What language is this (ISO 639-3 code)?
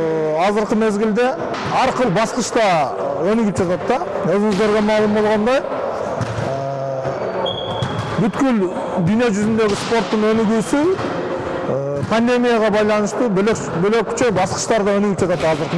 tur